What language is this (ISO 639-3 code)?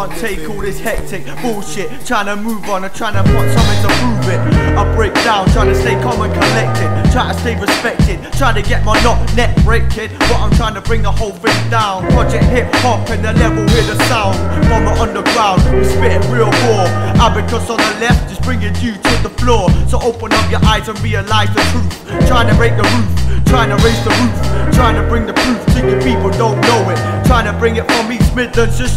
eng